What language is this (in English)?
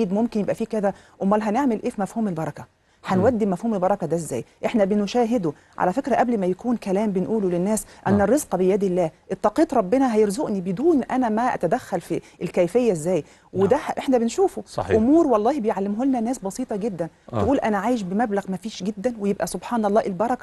Arabic